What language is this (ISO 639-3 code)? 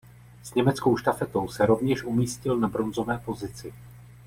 ces